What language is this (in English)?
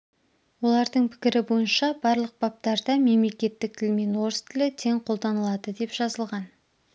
Kazakh